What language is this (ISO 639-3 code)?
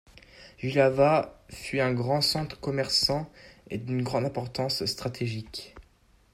fra